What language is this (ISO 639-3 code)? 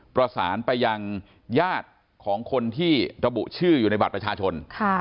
tha